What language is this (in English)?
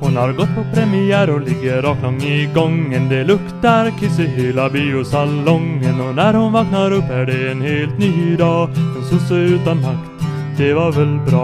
Swedish